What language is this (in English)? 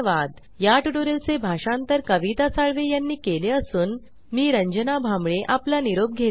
Marathi